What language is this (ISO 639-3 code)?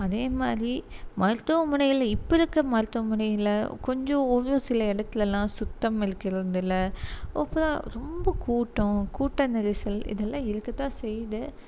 tam